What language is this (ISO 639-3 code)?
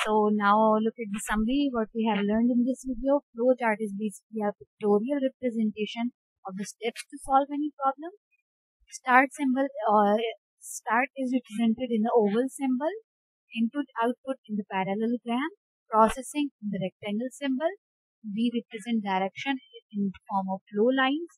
eng